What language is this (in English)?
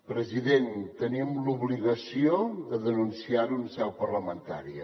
Catalan